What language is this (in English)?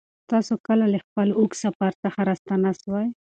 Pashto